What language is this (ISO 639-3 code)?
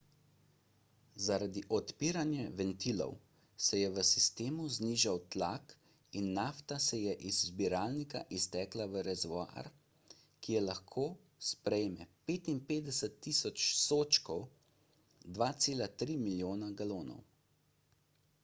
slv